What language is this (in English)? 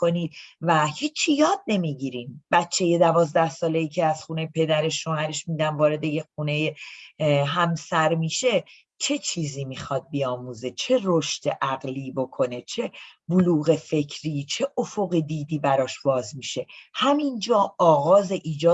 Persian